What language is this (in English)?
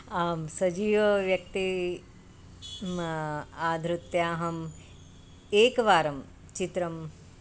Sanskrit